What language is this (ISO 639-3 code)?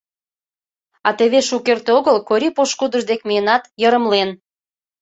chm